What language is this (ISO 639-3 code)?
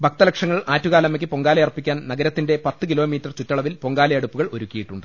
mal